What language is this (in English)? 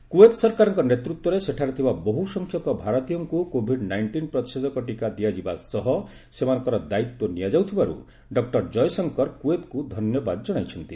Odia